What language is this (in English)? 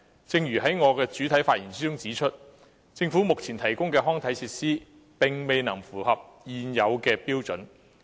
Cantonese